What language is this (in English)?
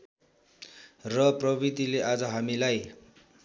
Nepali